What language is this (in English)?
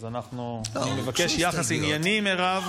Hebrew